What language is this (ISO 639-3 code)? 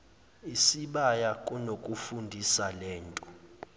zul